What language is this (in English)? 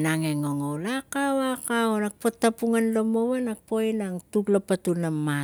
Tigak